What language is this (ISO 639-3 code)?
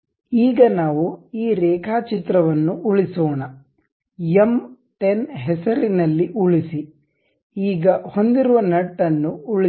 kan